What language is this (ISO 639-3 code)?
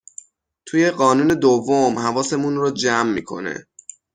fas